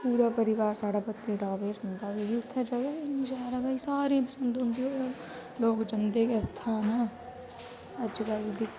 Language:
Dogri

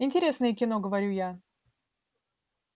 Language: Russian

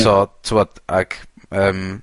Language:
Welsh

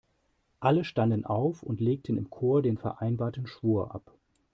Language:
German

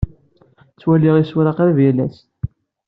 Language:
Kabyle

